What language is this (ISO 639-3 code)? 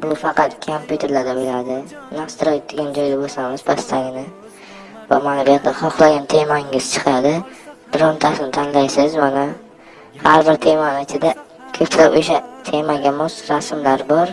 uzb